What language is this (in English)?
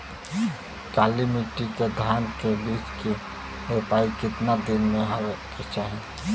Bhojpuri